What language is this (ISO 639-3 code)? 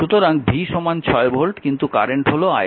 ben